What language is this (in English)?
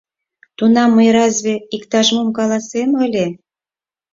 Mari